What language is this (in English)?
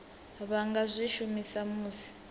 Venda